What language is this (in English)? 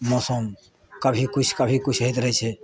Maithili